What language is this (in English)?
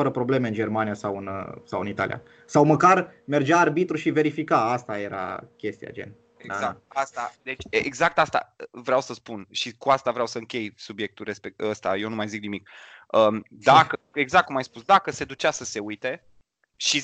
Romanian